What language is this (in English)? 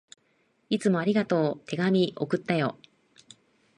Japanese